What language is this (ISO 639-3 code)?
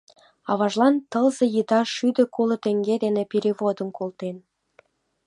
chm